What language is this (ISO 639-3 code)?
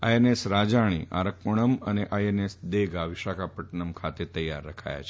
guj